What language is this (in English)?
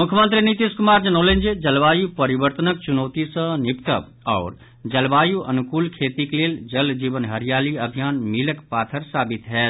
Maithili